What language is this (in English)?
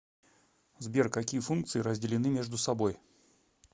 Russian